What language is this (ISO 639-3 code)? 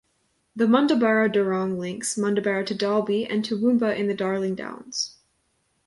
eng